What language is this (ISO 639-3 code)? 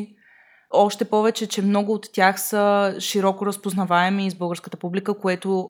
bul